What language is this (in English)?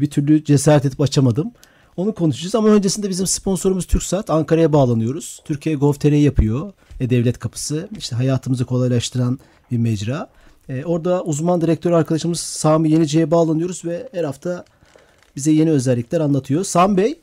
Turkish